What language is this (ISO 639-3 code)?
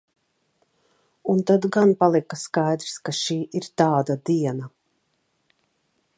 lav